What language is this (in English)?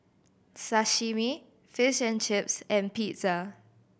English